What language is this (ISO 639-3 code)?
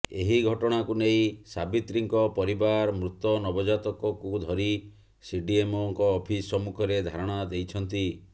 ori